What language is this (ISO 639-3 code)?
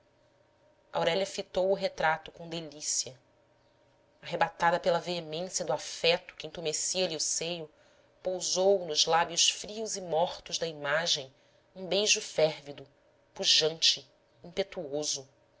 por